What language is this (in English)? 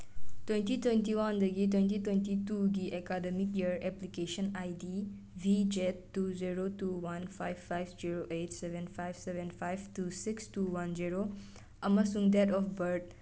Manipuri